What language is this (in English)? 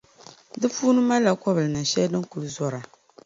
Dagbani